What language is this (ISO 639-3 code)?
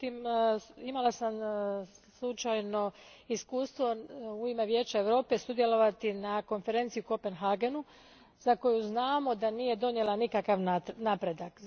hrv